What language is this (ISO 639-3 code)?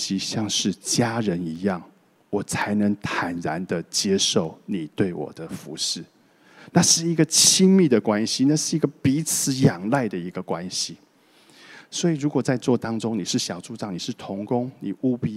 zho